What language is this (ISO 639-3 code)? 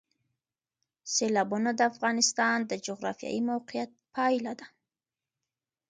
pus